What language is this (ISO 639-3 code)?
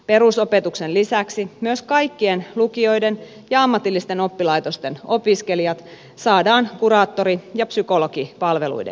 fin